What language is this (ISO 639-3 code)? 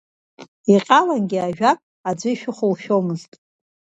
abk